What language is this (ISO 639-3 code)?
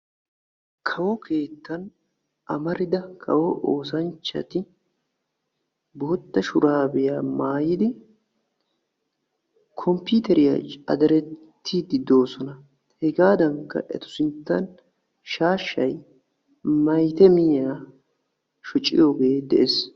wal